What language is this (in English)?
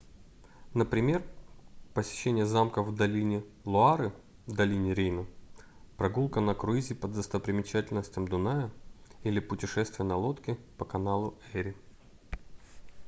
Russian